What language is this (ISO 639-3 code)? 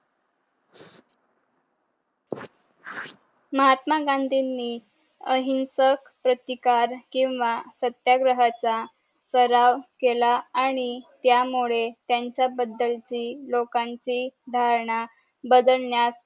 mar